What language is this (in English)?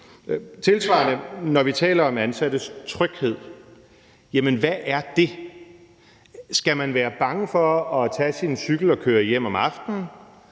Danish